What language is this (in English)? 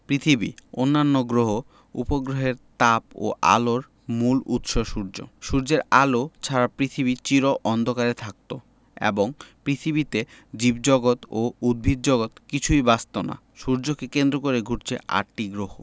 Bangla